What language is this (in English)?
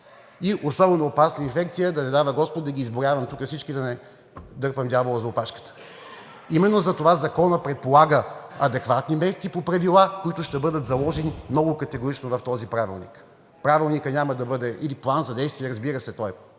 Bulgarian